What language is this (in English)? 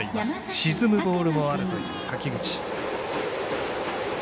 Japanese